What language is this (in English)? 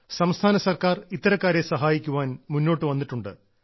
Malayalam